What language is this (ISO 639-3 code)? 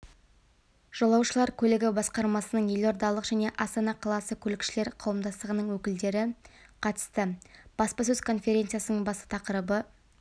kaz